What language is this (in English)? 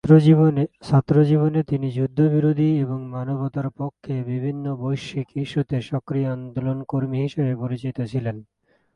Bangla